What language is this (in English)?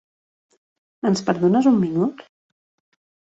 Catalan